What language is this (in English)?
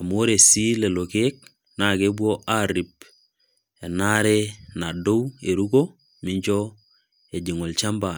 Masai